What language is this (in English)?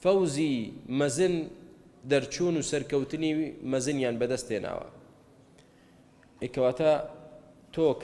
Arabic